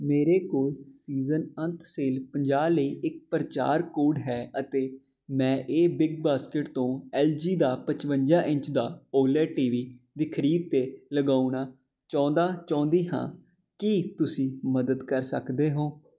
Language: Punjabi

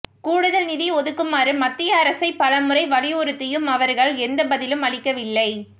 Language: Tamil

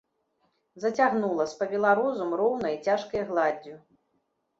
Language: Belarusian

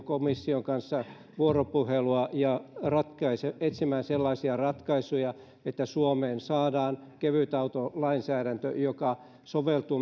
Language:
Finnish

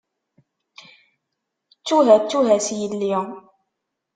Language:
Kabyle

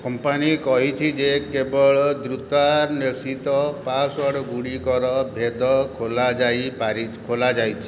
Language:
Odia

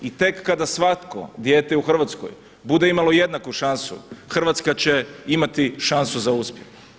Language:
Croatian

